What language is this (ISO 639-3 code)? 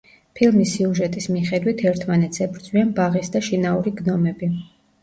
kat